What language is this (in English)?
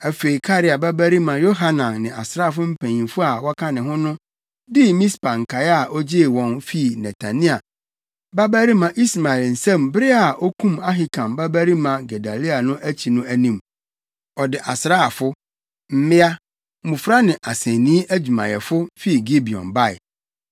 Akan